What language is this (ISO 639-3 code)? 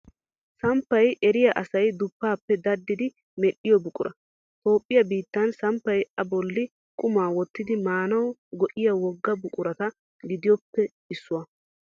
wal